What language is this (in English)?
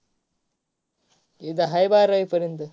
Marathi